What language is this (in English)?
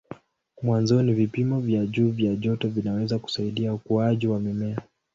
Swahili